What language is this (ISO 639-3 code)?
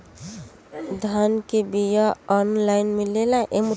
bho